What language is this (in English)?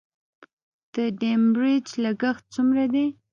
Pashto